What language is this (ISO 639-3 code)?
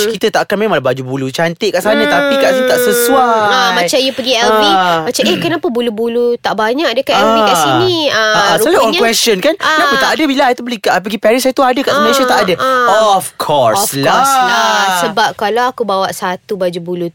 msa